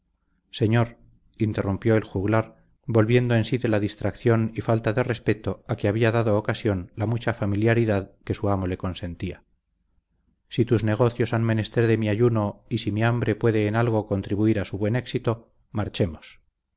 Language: Spanish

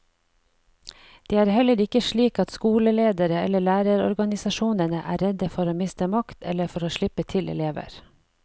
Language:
Norwegian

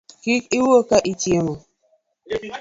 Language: Luo (Kenya and Tanzania)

